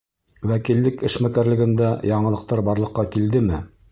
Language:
Bashkir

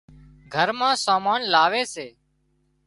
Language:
Wadiyara Koli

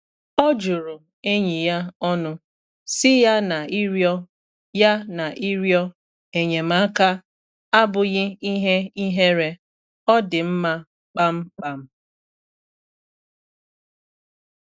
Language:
Igbo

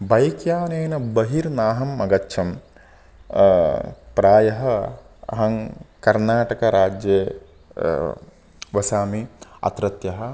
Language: Sanskrit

